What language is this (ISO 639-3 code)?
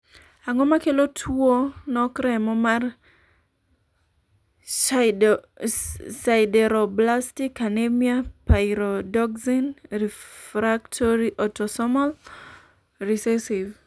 luo